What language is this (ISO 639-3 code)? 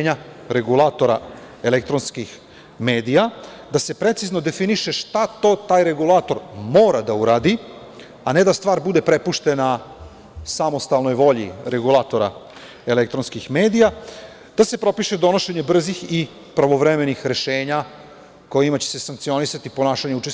srp